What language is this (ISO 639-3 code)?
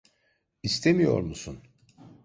tur